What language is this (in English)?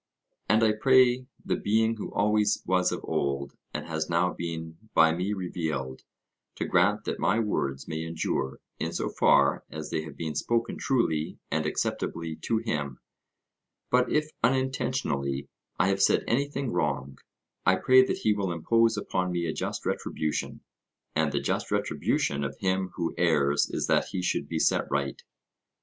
English